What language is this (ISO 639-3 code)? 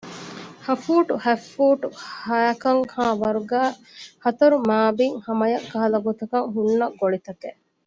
div